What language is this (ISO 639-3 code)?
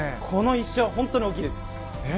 jpn